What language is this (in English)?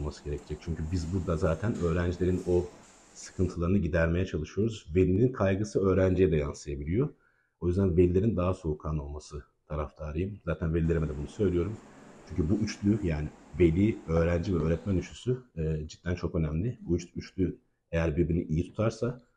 Turkish